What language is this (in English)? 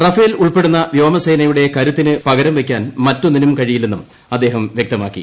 Malayalam